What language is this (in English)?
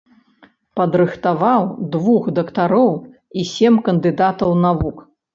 Belarusian